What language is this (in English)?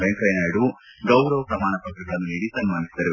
Kannada